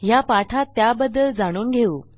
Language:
Marathi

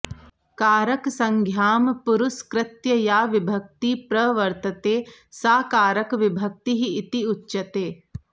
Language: Sanskrit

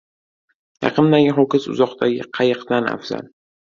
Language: Uzbek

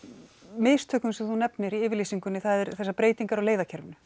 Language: Icelandic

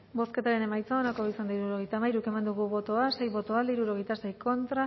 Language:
Basque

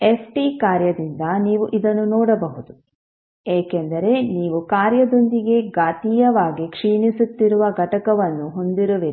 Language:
Kannada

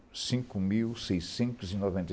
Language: Portuguese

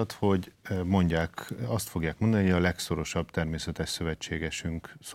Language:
Hungarian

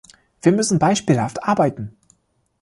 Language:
German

